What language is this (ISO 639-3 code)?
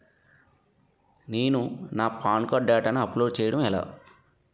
tel